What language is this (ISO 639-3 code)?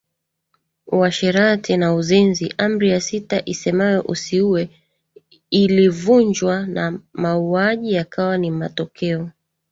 swa